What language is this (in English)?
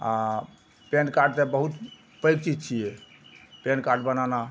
Maithili